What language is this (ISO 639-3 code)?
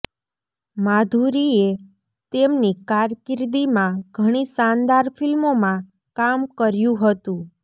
guj